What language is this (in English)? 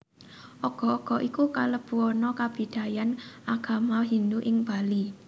Javanese